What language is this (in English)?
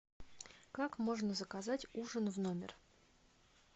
Russian